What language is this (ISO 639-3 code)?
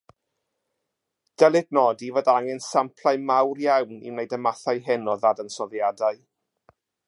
cym